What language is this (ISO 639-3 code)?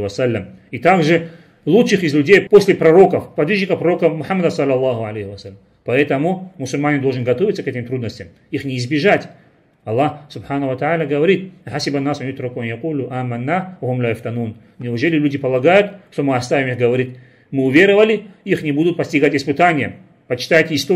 rus